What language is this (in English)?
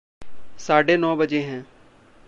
Hindi